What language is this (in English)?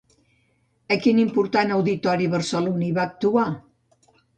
Catalan